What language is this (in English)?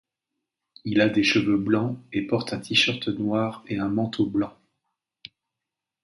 French